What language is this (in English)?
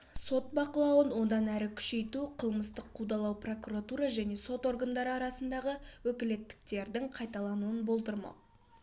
Kazakh